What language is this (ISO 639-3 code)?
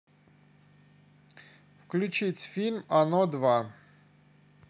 rus